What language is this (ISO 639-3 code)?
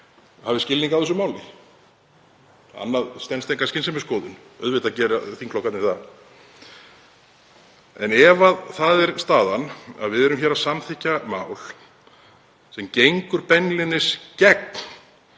isl